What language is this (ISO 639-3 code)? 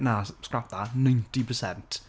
cym